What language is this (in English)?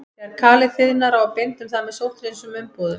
Icelandic